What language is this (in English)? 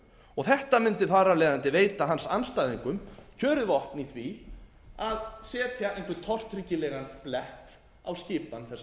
Icelandic